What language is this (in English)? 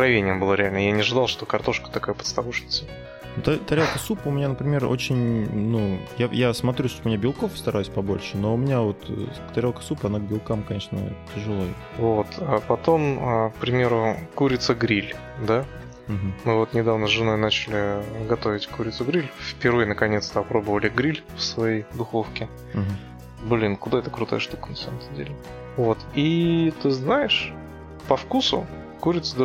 Russian